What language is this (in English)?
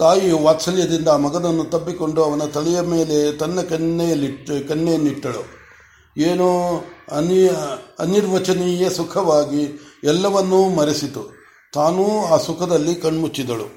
Kannada